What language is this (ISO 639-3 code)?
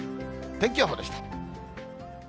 jpn